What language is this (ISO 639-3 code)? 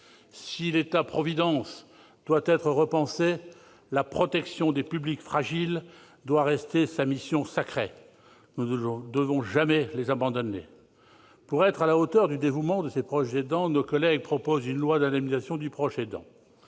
fra